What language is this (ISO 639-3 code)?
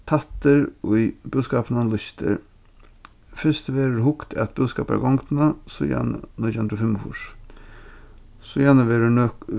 fao